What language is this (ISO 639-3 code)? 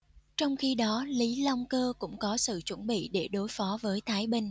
vie